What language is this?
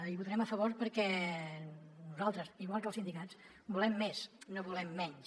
Catalan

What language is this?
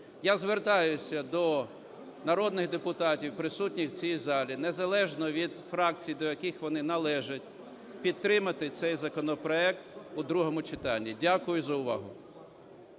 Ukrainian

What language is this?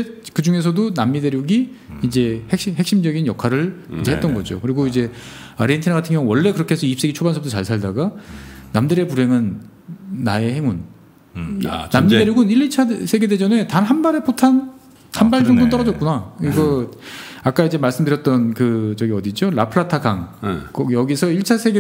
Korean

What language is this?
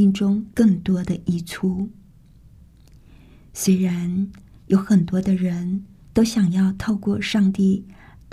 Chinese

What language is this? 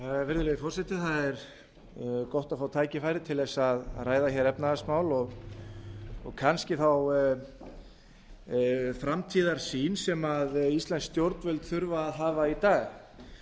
Icelandic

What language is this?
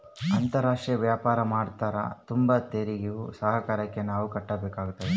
Kannada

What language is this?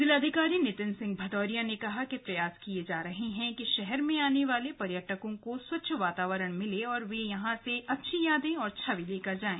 Hindi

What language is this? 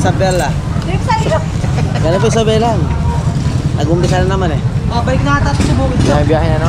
Filipino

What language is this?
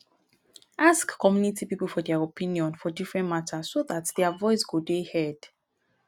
Nigerian Pidgin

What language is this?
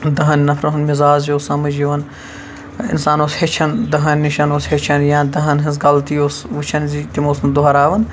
Kashmiri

